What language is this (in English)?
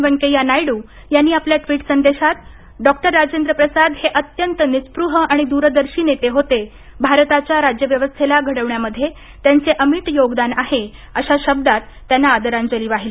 Marathi